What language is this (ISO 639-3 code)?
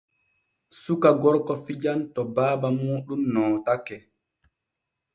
fue